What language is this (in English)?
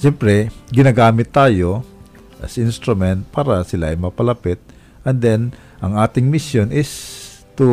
Filipino